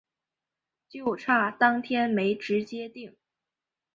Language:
Chinese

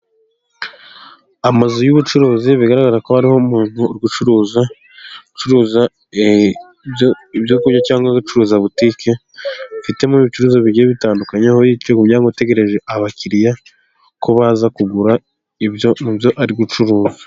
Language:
Kinyarwanda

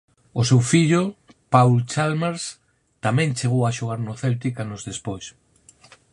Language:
Galician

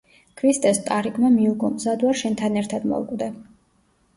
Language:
Georgian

